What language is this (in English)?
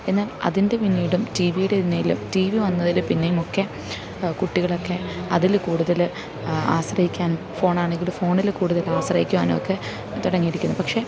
Malayalam